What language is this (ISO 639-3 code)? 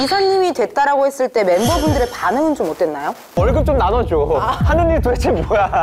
kor